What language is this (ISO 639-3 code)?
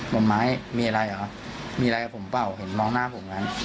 tha